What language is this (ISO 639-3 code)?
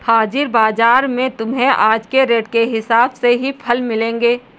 hin